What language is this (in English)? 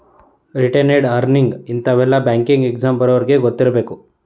Kannada